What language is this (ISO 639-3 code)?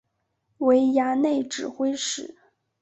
zho